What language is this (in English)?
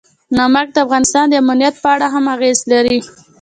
Pashto